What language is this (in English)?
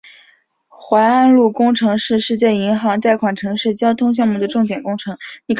Chinese